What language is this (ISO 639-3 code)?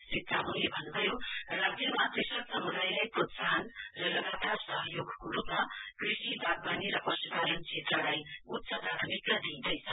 nep